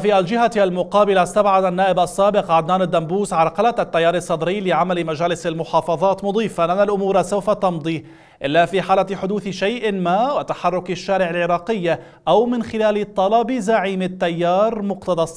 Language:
Arabic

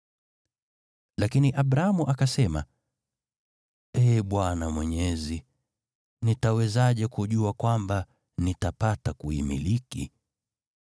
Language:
Swahili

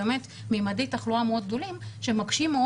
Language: Hebrew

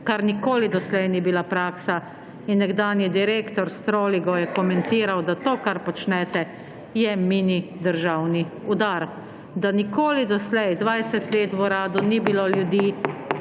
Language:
Slovenian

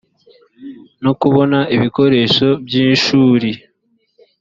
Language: Kinyarwanda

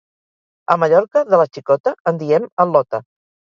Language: Catalan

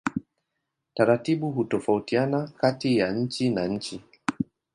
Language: Swahili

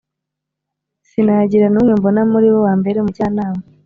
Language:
Kinyarwanda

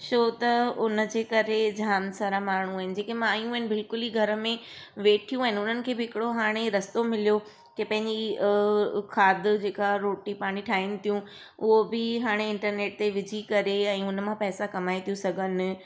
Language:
Sindhi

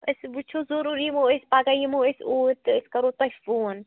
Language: Kashmiri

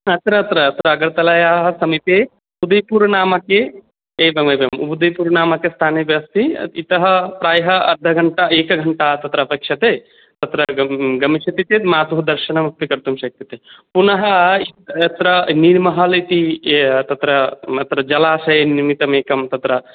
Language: Sanskrit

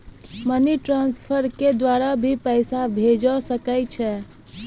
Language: Maithili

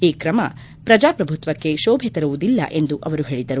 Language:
Kannada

